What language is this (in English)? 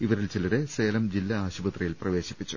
Malayalam